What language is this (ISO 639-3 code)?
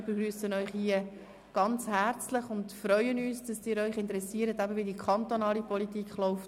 gsw